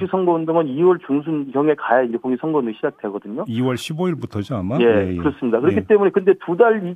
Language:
Korean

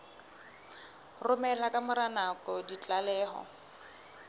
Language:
Southern Sotho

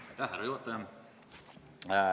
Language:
Estonian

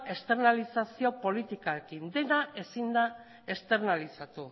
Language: Basque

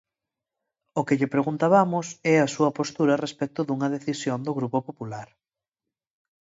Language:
Galician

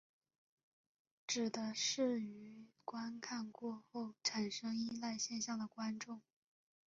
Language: Chinese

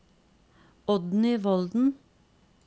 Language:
Norwegian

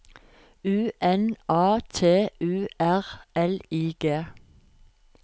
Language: Norwegian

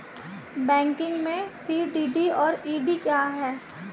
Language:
Hindi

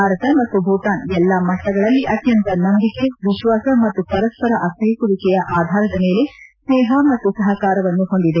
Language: Kannada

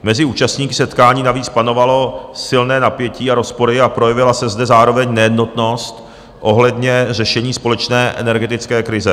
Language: Czech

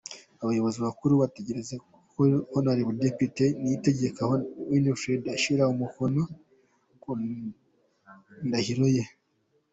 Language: Kinyarwanda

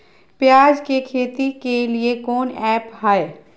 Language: Magahi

